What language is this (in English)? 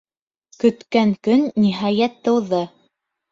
Bashkir